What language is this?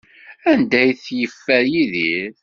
Kabyle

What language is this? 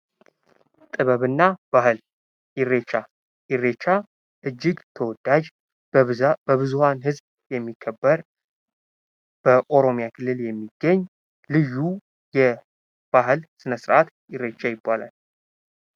Amharic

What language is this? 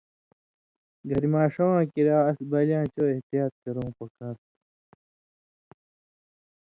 Indus Kohistani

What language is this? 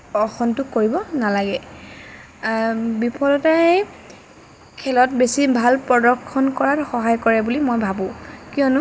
Assamese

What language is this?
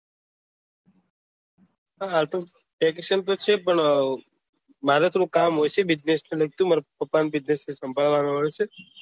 Gujarati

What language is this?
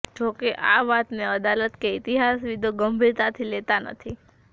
Gujarati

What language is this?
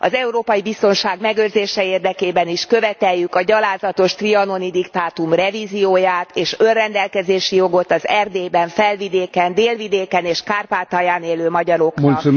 Hungarian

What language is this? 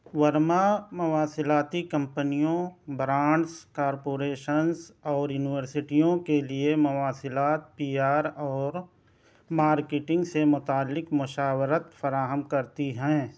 Urdu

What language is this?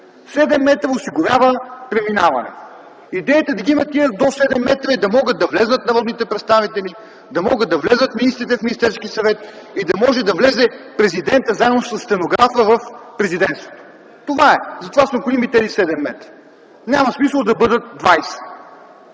Bulgarian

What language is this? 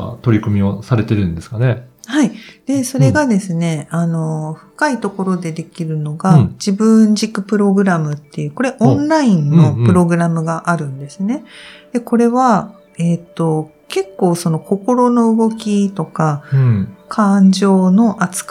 Japanese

